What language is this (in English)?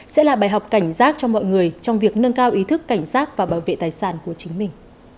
Vietnamese